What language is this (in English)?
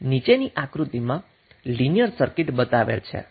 Gujarati